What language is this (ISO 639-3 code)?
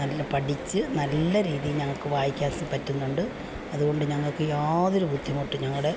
mal